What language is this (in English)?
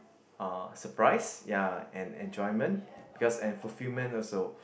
English